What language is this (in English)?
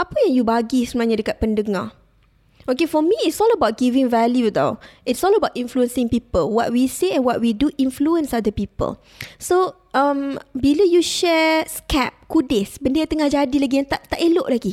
Malay